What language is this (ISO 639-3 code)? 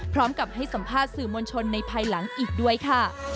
tha